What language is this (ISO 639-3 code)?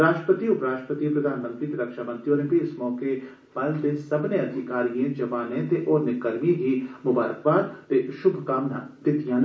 doi